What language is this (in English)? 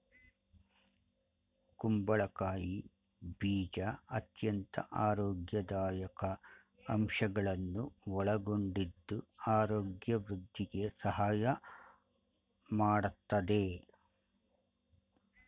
Kannada